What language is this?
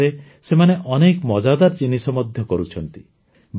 Odia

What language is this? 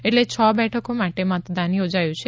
Gujarati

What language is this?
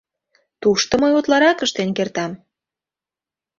Mari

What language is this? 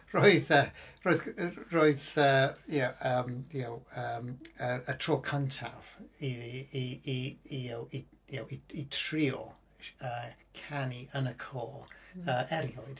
Welsh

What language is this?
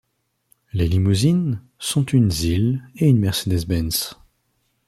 French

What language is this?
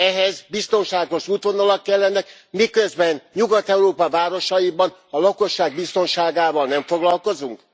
Hungarian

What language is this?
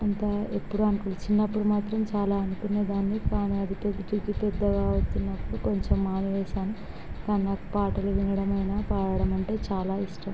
Telugu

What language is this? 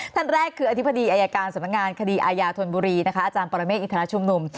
Thai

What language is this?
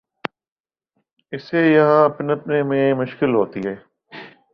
Urdu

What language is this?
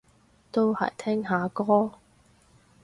Cantonese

